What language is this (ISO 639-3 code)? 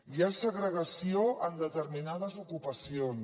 cat